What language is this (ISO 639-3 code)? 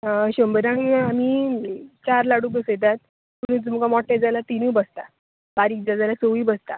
kok